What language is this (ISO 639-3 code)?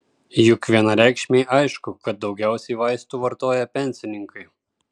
lit